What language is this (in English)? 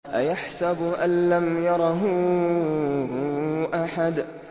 Arabic